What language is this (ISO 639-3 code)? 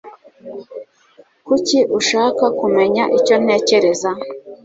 kin